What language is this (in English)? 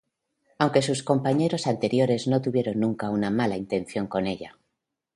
Spanish